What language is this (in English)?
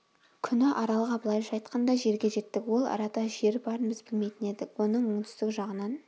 Kazakh